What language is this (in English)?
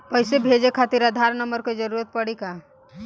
Bhojpuri